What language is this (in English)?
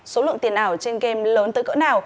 Vietnamese